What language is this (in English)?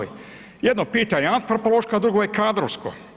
Croatian